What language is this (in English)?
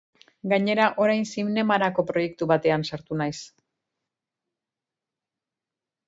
Basque